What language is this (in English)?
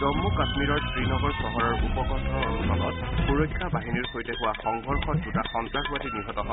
Assamese